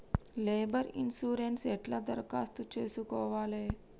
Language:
Telugu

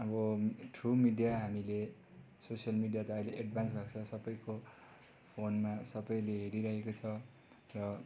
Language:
Nepali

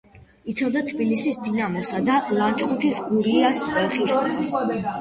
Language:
Georgian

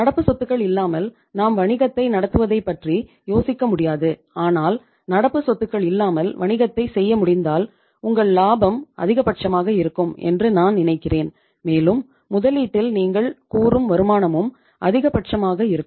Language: Tamil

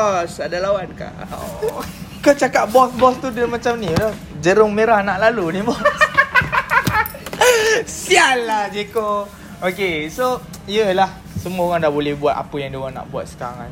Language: Malay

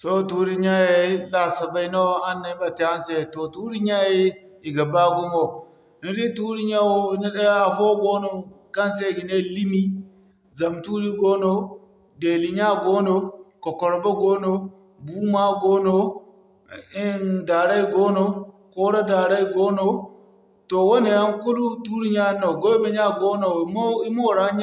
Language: Zarma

